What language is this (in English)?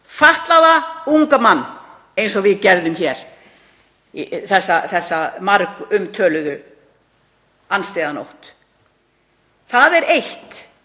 Icelandic